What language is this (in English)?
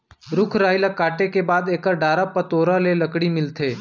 Chhattisgarhi